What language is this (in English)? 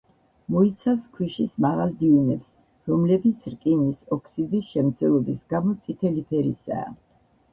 Georgian